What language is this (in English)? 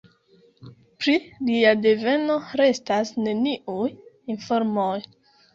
Esperanto